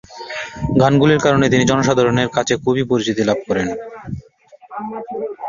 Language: Bangla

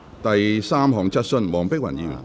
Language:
Cantonese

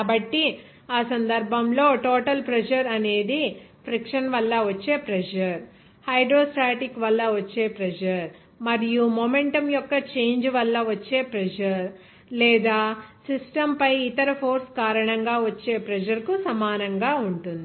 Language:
Telugu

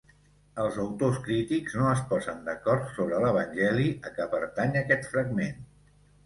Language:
Catalan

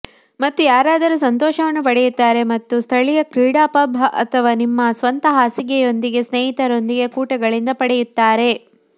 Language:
Kannada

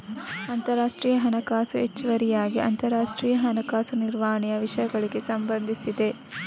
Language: Kannada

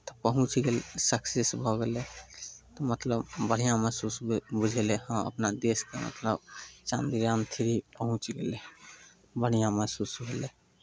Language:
Maithili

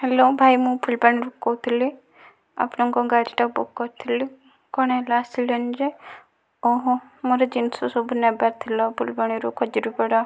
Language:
Odia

